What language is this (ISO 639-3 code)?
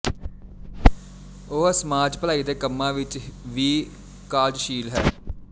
pan